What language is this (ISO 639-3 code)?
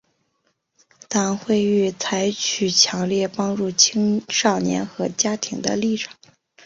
zho